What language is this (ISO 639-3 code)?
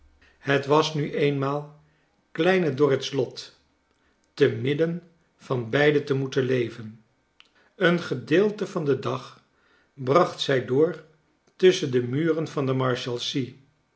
nld